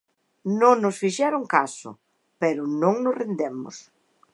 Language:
Galician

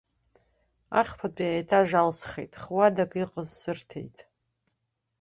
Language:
Abkhazian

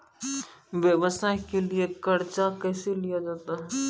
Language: Maithili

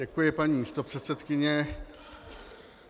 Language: Czech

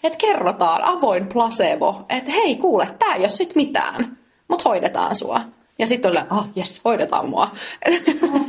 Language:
Finnish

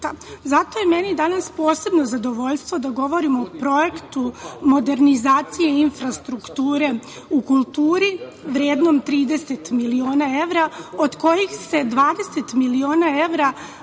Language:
Serbian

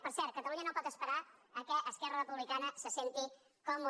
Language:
Catalan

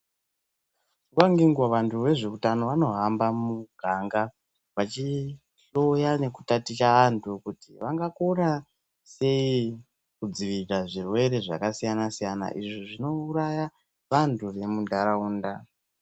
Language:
Ndau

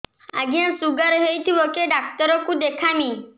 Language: Odia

